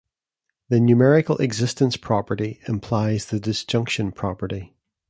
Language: English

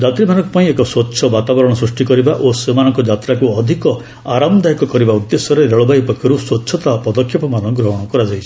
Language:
Odia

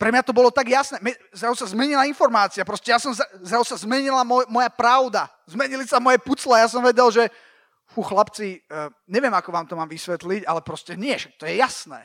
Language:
Slovak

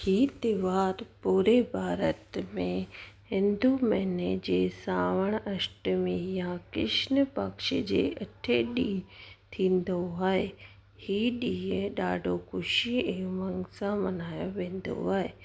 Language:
Sindhi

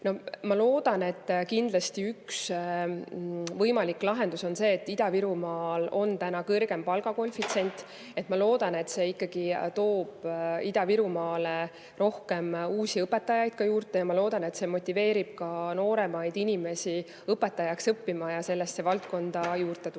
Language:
Estonian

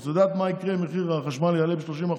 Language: Hebrew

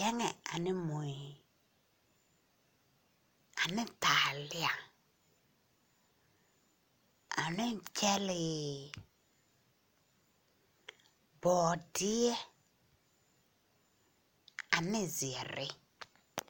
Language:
Southern Dagaare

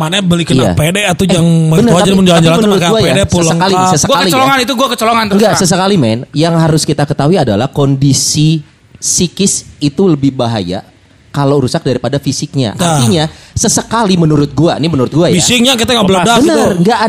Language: Indonesian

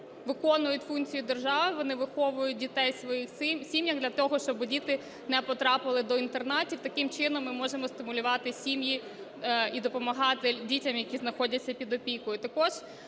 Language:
Ukrainian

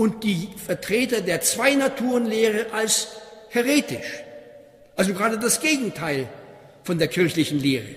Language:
German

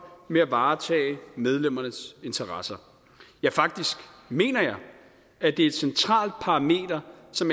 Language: Danish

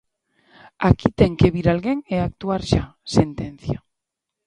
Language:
Galician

